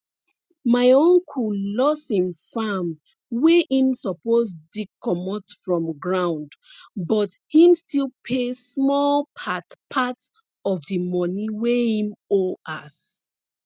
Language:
Nigerian Pidgin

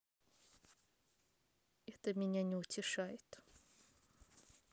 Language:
Russian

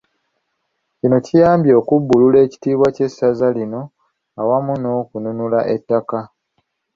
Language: Ganda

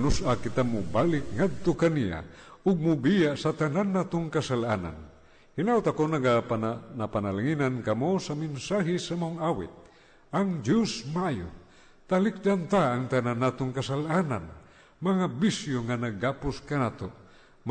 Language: Filipino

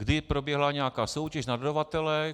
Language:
Czech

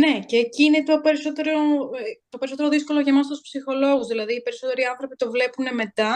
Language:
Greek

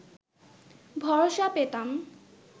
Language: Bangla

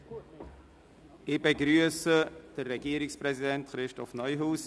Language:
Swiss German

